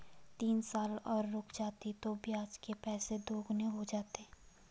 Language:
Hindi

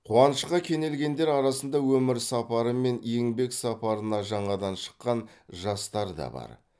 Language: Kazakh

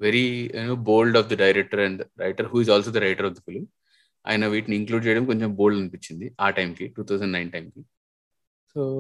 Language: Telugu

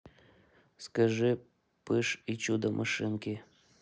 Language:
Russian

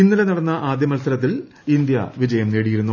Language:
Malayalam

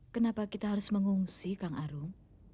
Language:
Indonesian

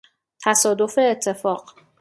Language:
Persian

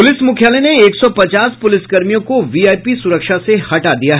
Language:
Hindi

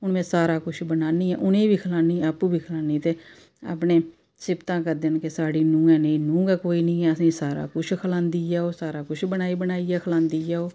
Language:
Dogri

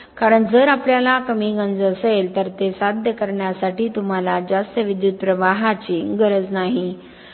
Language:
Marathi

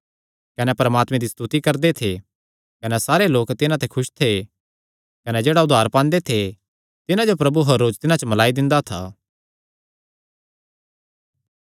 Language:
Kangri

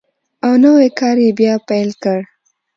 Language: Pashto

